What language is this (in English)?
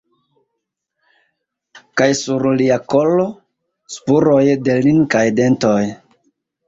Esperanto